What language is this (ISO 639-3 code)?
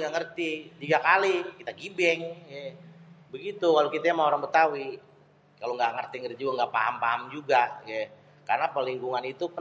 bew